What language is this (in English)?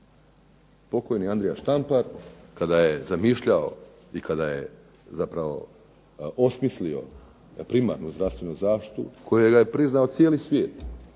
Croatian